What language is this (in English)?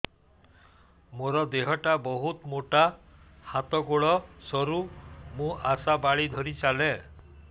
Odia